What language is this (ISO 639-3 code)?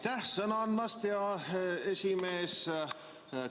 est